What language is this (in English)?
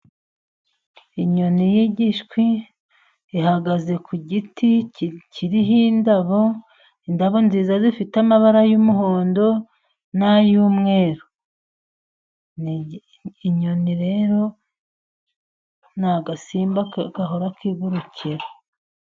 Kinyarwanda